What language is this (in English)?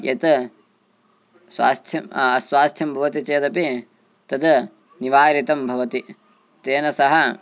Sanskrit